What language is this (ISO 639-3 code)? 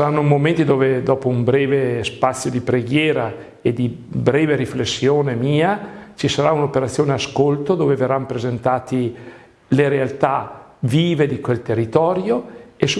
ita